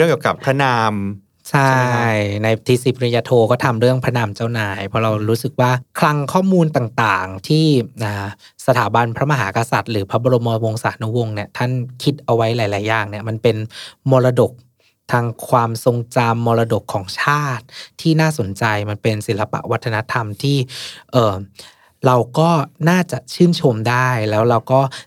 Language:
Thai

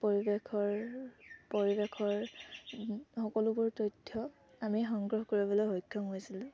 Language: Assamese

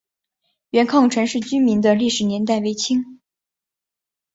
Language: Chinese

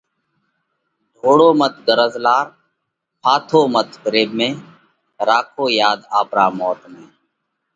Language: Parkari Koli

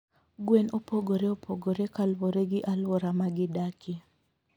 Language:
Luo (Kenya and Tanzania)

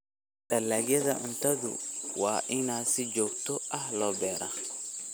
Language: Somali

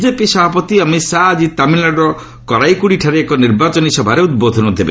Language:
Odia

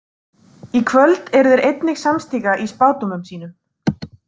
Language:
Icelandic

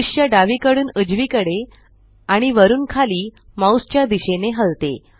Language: Marathi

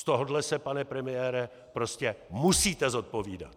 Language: Czech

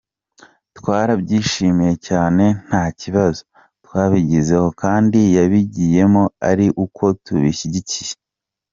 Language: Kinyarwanda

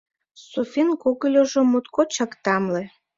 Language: Mari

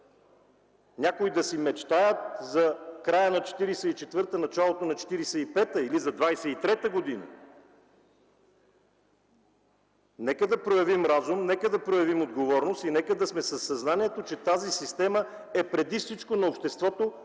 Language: Bulgarian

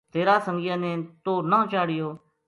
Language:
Gujari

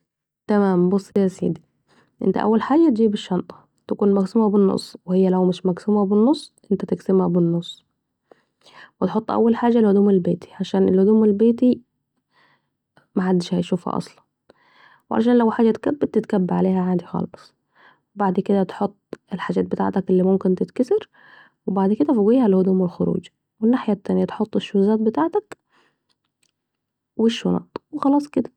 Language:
Saidi Arabic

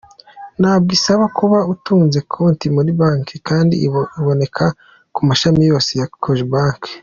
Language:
Kinyarwanda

